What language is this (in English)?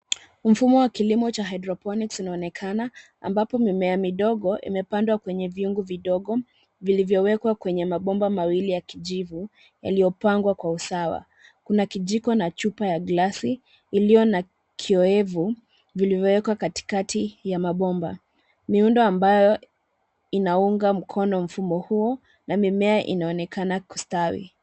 Swahili